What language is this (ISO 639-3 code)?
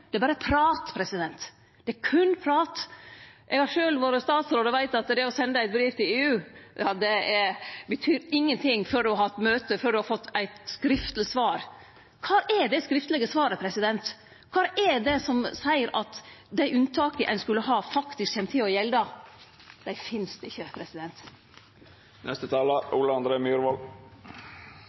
nno